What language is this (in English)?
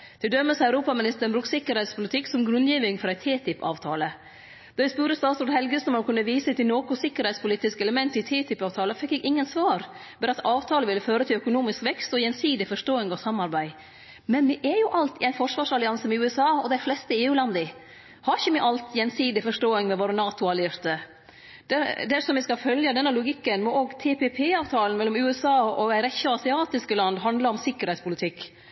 Norwegian Nynorsk